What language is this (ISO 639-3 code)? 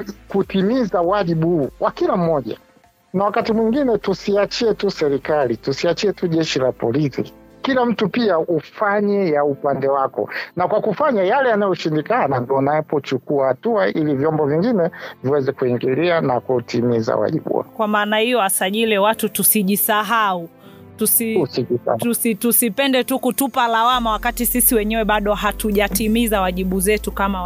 swa